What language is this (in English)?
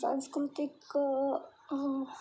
Gujarati